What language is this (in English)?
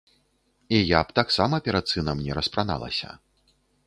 Belarusian